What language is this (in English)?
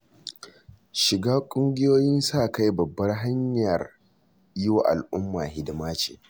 Hausa